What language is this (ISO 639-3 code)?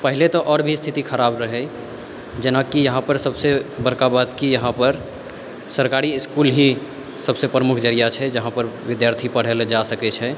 mai